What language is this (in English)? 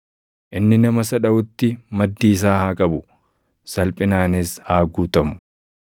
Oromo